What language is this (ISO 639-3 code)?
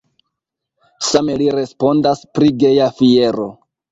epo